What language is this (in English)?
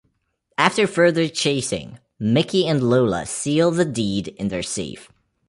English